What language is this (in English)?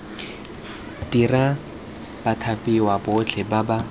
Tswana